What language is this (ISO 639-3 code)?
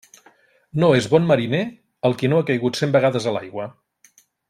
cat